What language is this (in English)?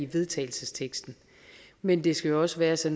Danish